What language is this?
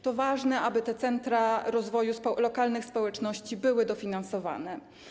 Polish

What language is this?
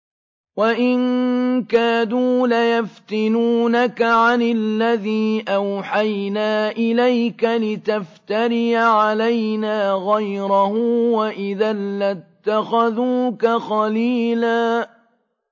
Arabic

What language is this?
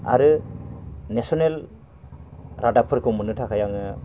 Bodo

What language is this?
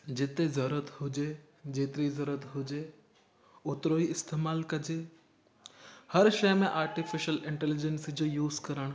Sindhi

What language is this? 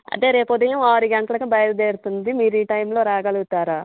Telugu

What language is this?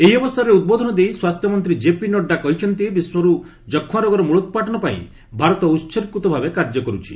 Odia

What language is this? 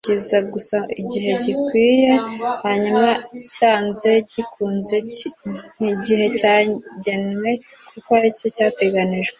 Kinyarwanda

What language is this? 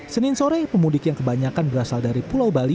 Indonesian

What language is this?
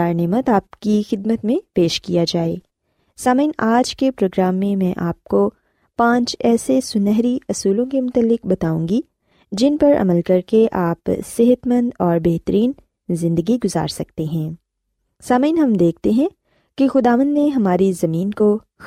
Urdu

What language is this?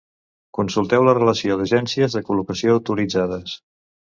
Catalan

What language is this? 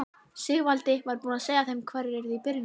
Icelandic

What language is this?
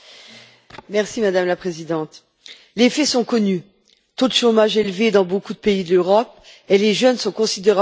French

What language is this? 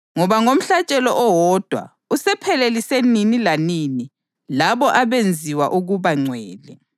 North Ndebele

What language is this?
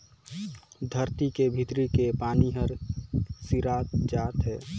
Chhattisgarhi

